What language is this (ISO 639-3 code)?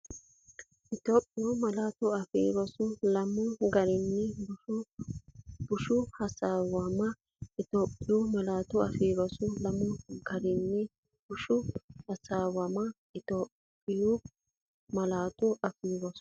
sid